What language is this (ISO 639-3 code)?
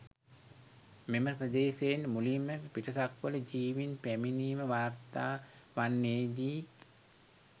sin